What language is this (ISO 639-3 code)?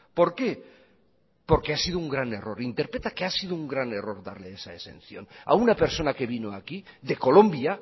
spa